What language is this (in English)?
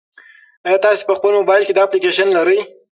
Pashto